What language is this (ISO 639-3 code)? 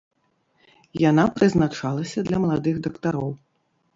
bel